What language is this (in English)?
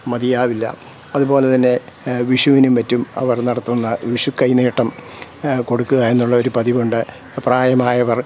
Malayalam